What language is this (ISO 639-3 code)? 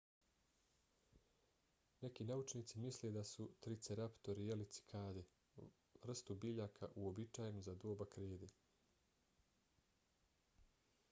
bos